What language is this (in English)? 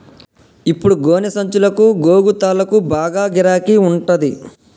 Telugu